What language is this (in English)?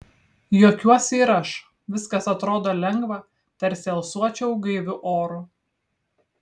Lithuanian